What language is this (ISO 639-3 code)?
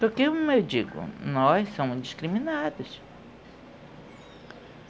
por